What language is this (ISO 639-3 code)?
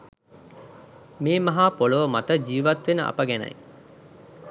sin